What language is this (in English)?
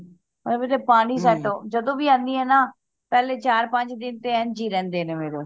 Punjabi